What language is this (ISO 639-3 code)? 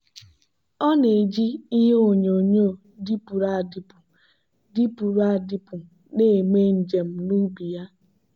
ibo